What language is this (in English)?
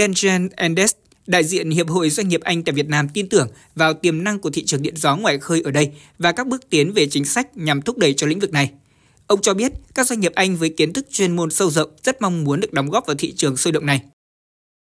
Vietnamese